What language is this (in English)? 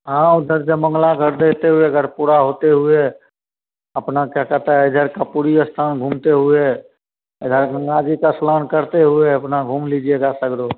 Hindi